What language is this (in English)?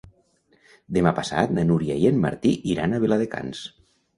Catalan